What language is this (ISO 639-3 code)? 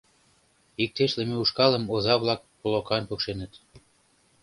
chm